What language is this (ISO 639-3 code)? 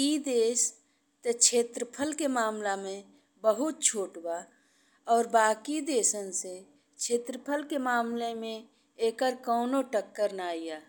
bho